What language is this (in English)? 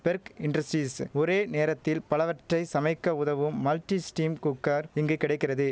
Tamil